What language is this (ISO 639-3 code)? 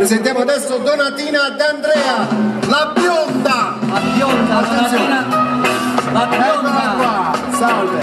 ita